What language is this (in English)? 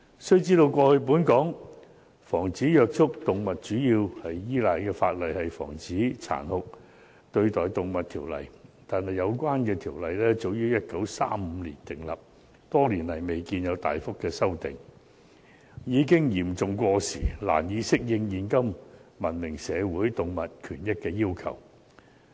Cantonese